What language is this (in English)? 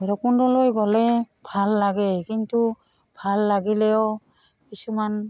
Assamese